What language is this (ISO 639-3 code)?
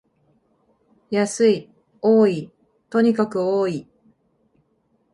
jpn